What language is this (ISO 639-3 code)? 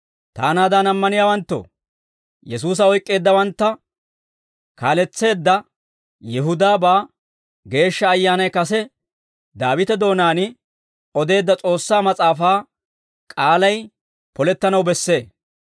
dwr